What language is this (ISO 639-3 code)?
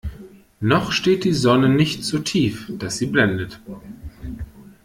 deu